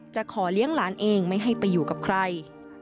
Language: Thai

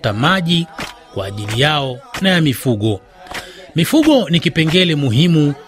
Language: Swahili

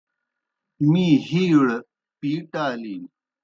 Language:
Kohistani Shina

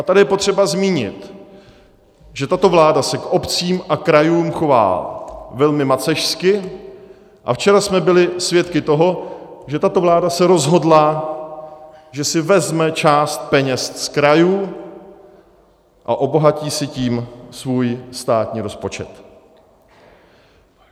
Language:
Czech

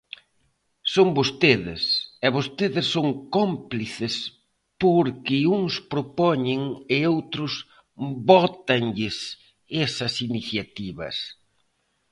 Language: Galician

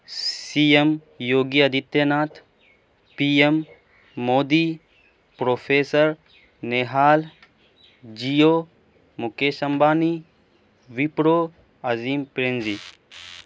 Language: Urdu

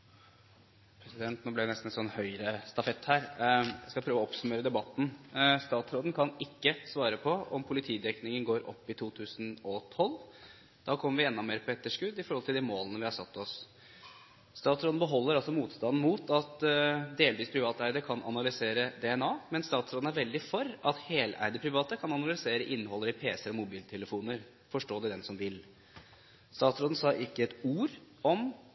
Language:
Norwegian Bokmål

